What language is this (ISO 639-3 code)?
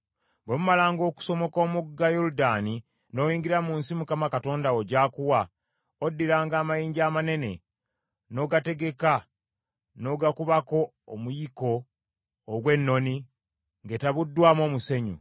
lug